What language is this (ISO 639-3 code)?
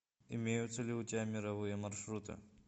rus